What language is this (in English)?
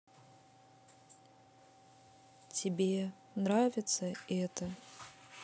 Russian